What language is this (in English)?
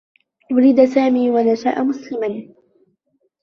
Arabic